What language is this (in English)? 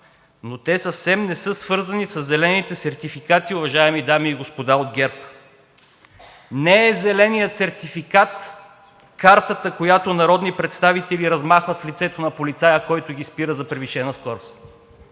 Bulgarian